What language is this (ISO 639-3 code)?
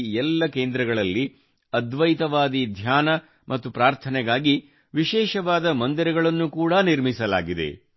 kan